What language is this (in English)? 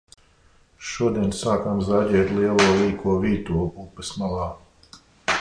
Latvian